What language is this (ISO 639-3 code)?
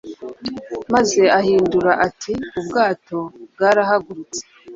kin